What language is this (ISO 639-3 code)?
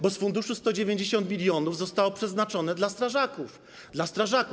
pol